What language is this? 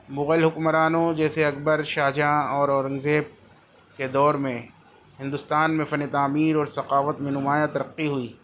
Urdu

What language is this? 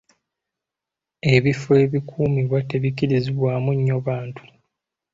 Ganda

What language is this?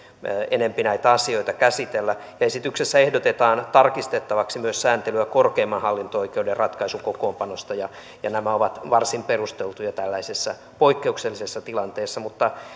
Finnish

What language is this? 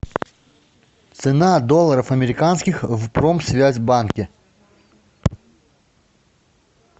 Russian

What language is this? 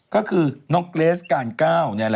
Thai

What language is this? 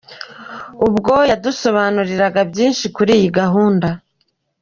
Kinyarwanda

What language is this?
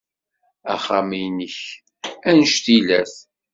Kabyle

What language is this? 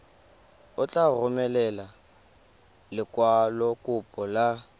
Tswana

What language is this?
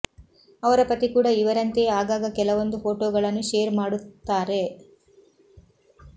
Kannada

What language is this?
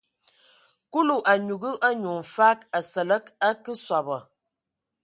Ewondo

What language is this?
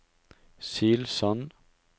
Norwegian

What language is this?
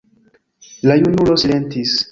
Esperanto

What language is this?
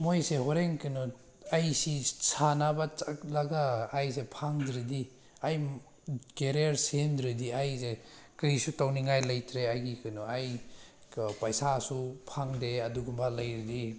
Manipuri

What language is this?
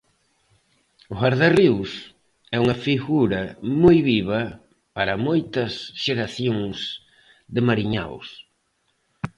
Galician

